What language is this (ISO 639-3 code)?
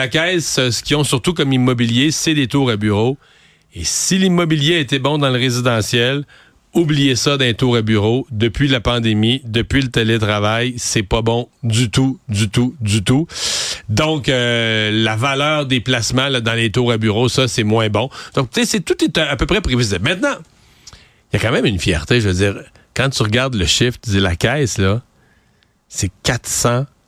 fra